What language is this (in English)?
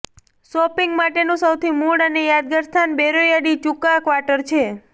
Gujarati